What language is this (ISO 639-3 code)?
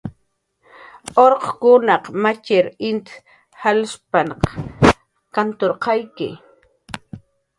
jqr